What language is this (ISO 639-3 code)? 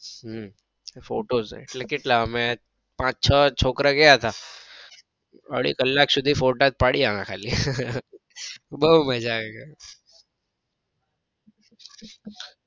guj